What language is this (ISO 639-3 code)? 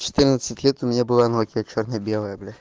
rus